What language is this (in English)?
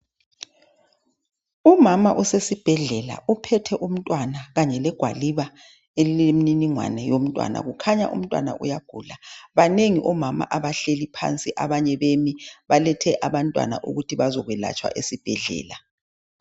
North Ndebele